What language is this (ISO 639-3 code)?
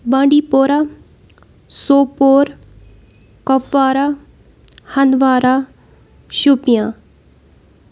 kas